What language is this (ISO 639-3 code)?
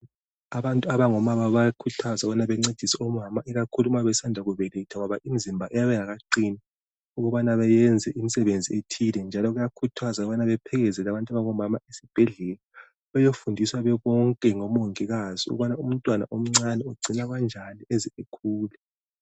nde